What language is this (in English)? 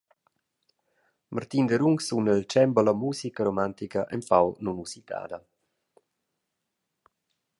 Romansh